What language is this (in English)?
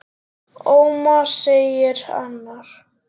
Icelandic